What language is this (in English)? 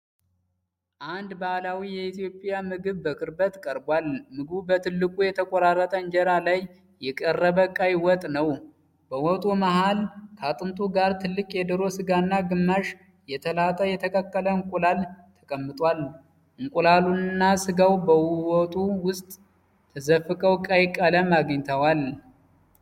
Amharic